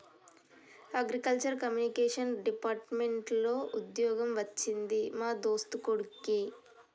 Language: Telugu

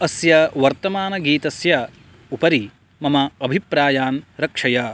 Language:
Sanskrit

